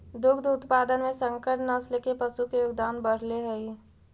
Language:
Magahi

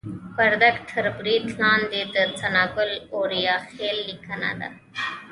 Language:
Pashto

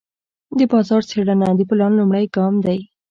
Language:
Pashto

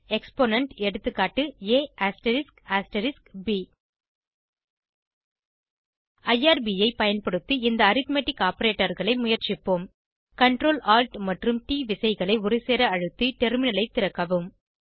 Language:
Tamil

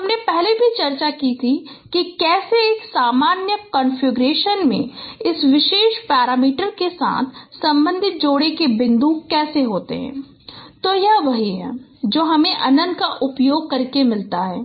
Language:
Hindi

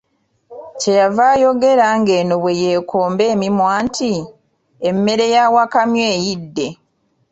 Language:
Ganda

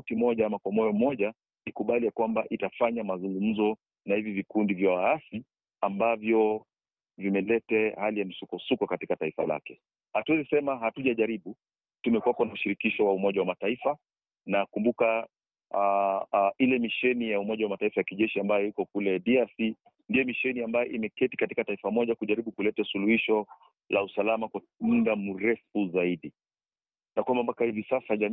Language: Swahili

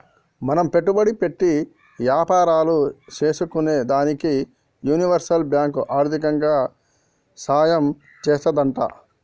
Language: Telugu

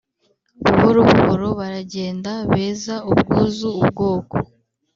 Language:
Kinyarwanda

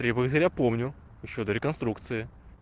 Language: Russian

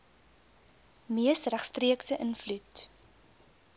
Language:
Afrikaans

